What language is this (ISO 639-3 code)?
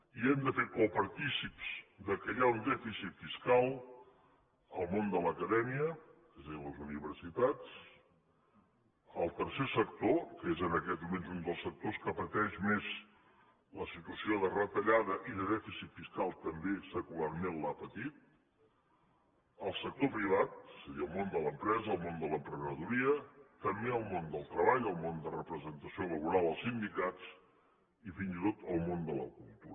cat